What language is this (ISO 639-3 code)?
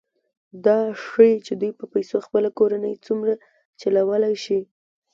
pus